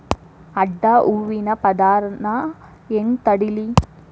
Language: Kannada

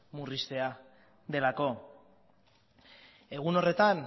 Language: Basque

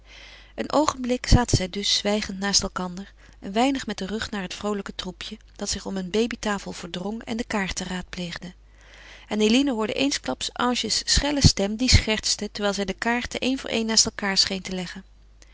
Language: Dutch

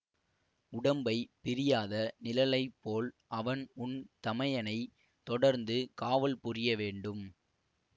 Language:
Tamil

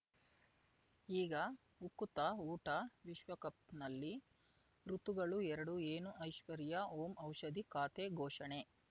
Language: Kannada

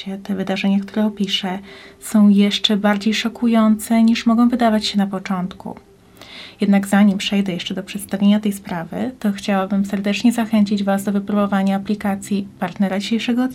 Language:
Polish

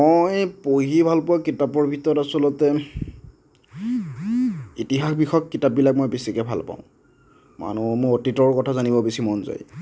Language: Assamese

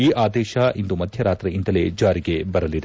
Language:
Kannada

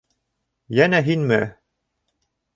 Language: Bashkir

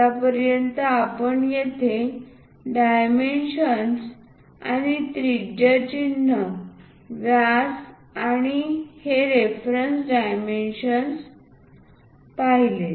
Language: Marathi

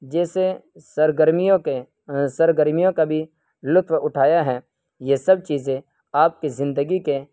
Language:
Urdu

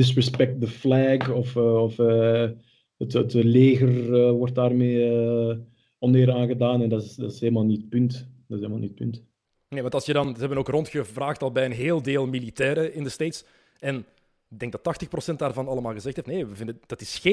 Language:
Dutch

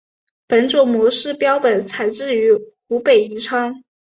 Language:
Chinese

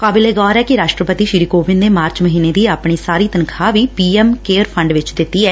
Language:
Punjabi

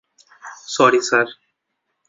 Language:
Bangla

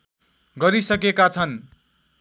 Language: Nepali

